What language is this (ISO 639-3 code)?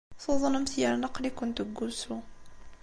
kab